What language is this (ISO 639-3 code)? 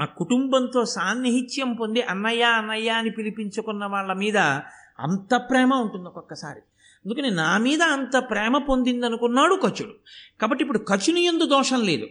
tel